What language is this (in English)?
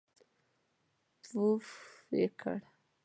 Pashto